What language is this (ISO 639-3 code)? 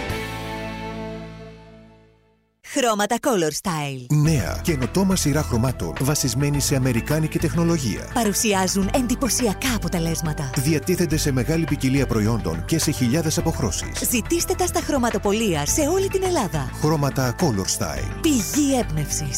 ell